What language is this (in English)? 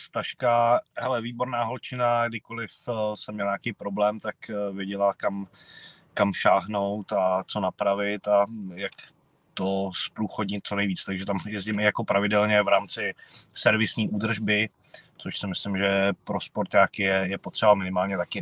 Czech